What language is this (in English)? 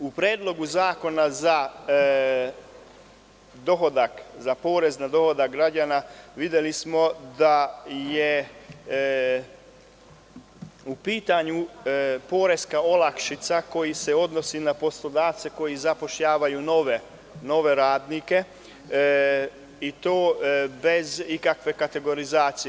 Serbian